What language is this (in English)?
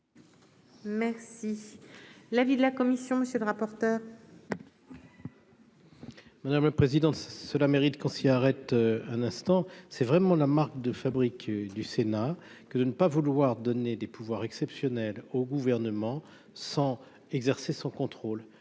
French